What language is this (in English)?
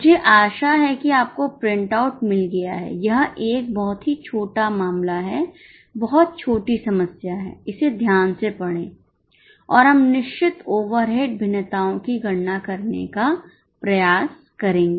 Hindi